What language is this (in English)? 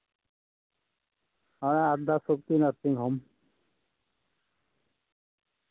Santali